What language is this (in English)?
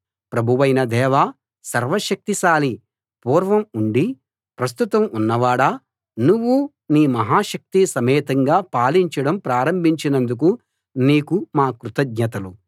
Telugu